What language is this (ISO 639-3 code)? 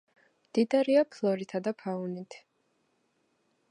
kat